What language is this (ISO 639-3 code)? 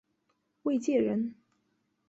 zho